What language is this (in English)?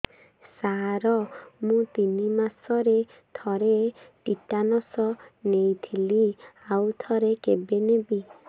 Odia